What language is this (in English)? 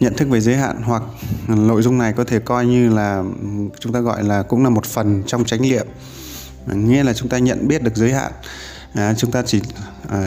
Vietnamese